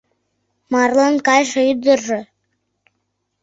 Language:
Mari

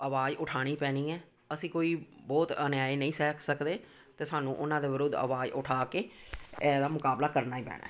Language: Punjabi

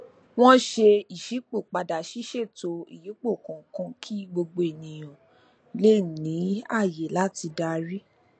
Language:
Yoruba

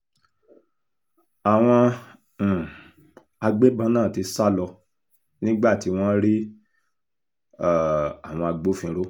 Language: Yoruba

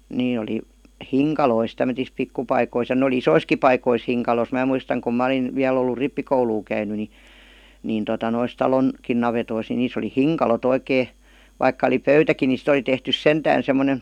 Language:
Finnish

